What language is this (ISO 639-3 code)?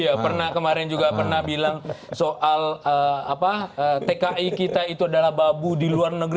ind